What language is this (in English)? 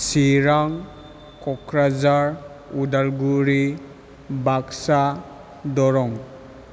Bodo